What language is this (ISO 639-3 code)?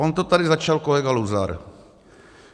ces